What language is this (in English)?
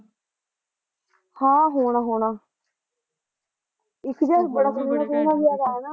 Punjabi